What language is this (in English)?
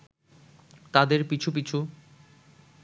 Bangla